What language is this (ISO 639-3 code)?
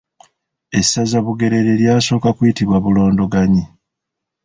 lug